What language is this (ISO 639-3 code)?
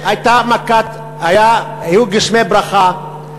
heb